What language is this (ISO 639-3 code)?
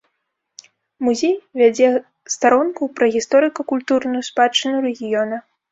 bel